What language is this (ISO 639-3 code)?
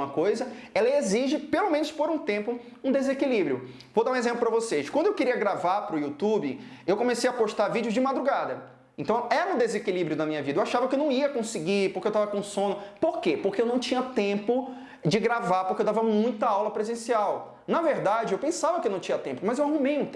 por